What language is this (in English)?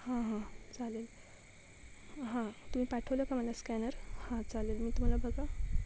Marathi